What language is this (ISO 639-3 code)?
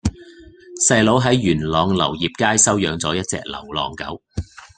yue